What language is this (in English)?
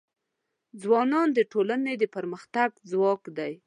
Pashto